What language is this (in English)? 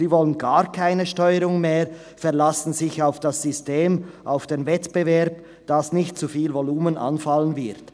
Swiss German